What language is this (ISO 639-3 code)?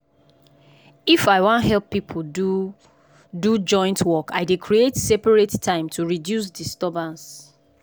pcm